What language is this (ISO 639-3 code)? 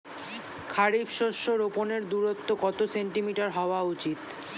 ben